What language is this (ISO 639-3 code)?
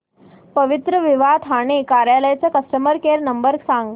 mar